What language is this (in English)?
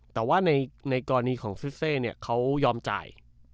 Thai